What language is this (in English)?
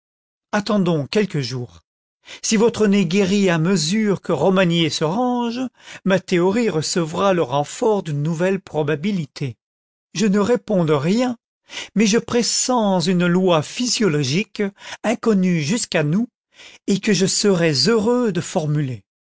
French